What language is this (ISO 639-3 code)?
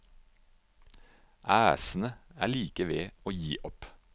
nor